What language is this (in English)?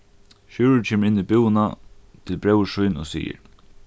Faroese